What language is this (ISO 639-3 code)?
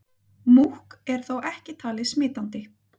isl